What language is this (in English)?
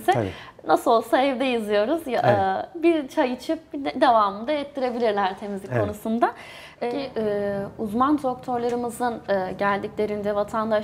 Turkish